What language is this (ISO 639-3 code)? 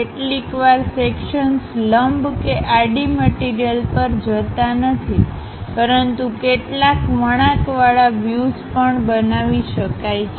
guj